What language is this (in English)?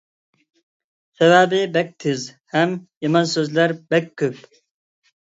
Uyghur